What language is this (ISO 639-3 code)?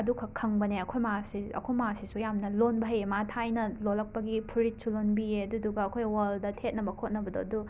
mni